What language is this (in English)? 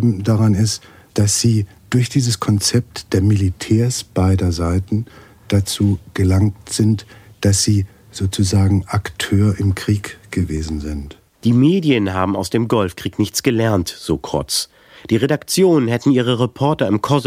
German